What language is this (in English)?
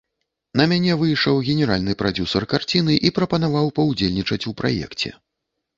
Belarusian